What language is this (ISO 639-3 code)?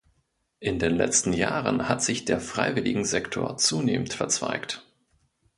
deu